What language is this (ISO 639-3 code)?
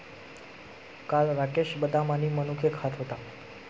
mar